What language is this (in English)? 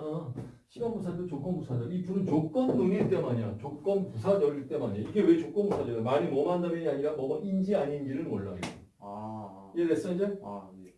Korean